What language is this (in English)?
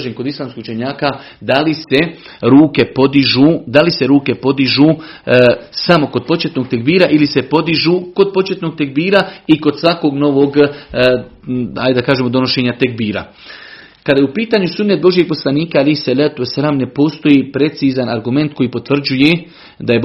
Croatian